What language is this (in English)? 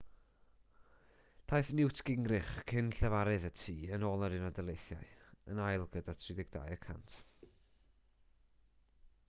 Welsh